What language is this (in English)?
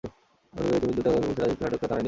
Bangla